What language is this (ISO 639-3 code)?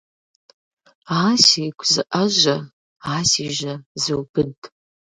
kbd